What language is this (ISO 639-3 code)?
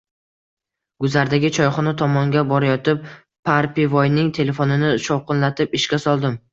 uzb